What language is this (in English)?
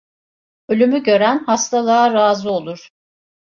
Turkish